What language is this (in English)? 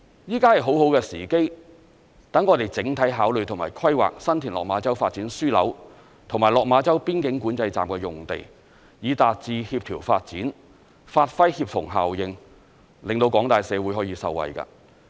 Cantonese